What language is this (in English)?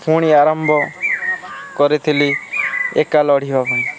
Odia